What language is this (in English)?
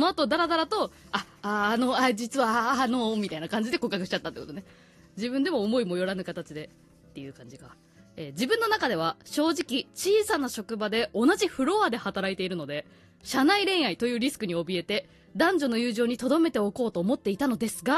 Japanese